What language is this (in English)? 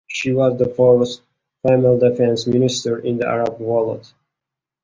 English